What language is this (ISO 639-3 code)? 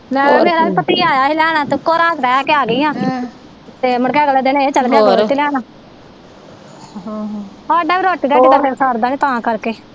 pan